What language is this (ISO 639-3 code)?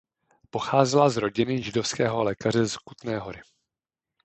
ces